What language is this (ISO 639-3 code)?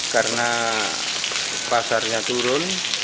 ind